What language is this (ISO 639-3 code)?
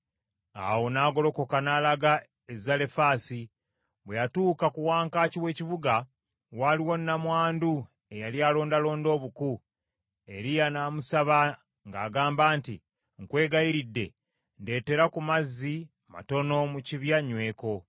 lug